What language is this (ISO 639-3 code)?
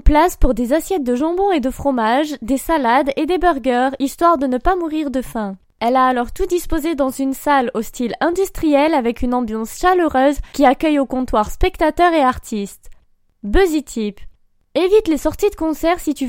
fra